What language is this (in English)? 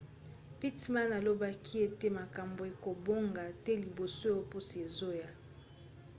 Lingala